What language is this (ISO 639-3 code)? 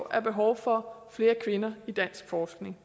dan